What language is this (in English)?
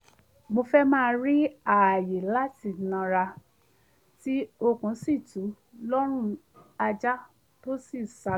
Yoruba